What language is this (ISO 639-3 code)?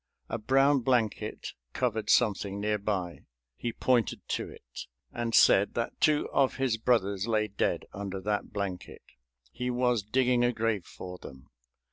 eng